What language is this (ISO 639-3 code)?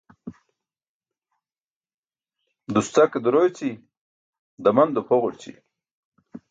bsk